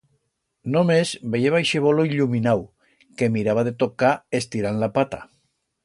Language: Aragonese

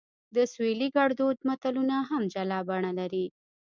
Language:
Pashto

